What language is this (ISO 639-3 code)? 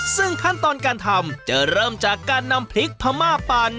tha